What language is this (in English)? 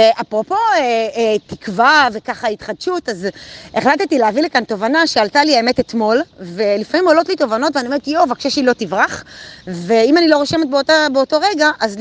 Hebrew